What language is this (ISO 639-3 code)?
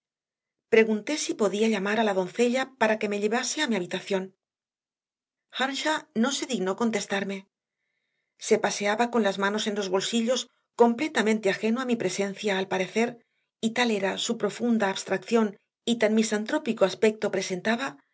spa